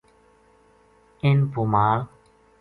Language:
Gujari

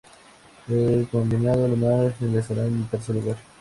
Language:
Spanish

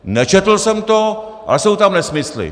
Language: Czech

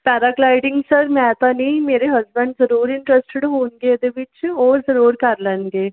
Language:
Punjabi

